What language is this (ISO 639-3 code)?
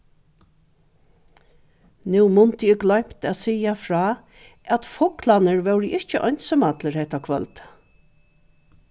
fao